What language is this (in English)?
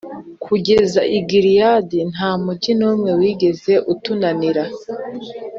Kinyarwanda